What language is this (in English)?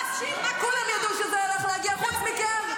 Hebrew